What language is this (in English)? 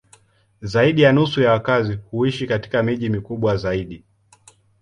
Swahili